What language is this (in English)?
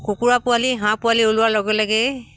Assamese